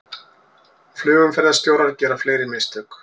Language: Icelandic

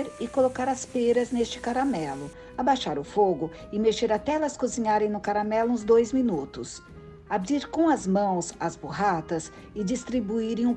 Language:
Portuguese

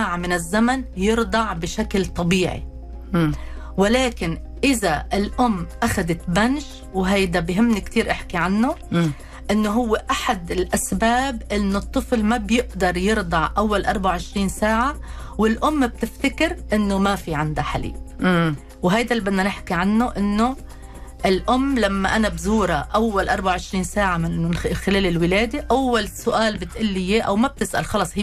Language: Arabic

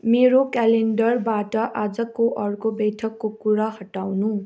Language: Nepali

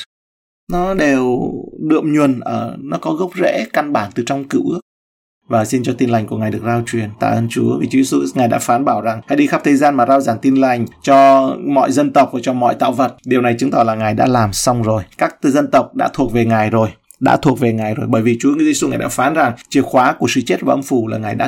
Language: Vietnamese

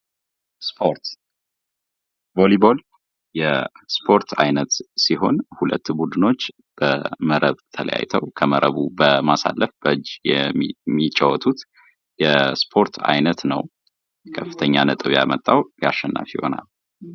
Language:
Amharic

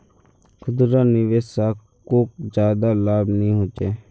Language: Magahi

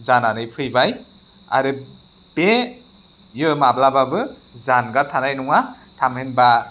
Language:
Bodo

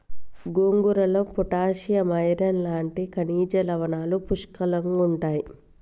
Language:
Telugu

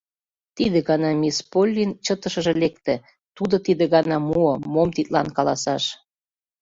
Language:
Mari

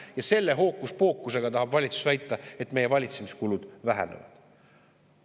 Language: Estonian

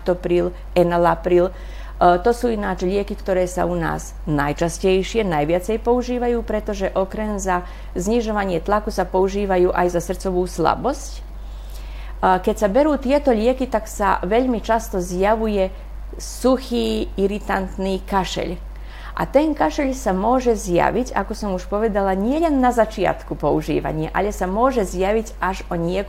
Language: Slovak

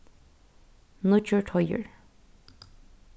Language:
Faroese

